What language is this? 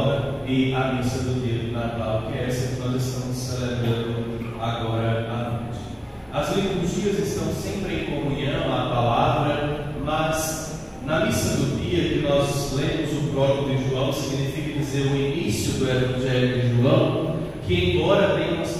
Portuguese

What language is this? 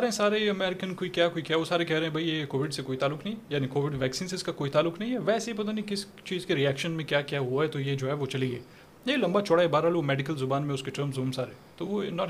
Urdu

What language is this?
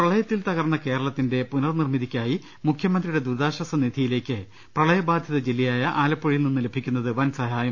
Malayalam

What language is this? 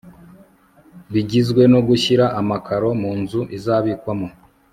Kinyarwanda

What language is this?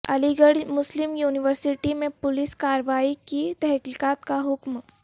Urdu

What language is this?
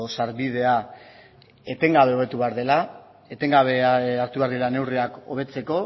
Basque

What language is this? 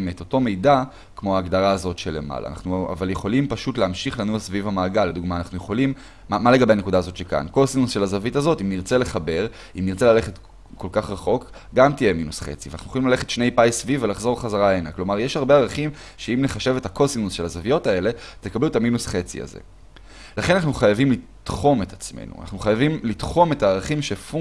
Hebrew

